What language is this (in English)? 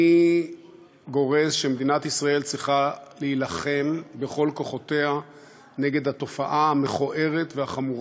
Hebrew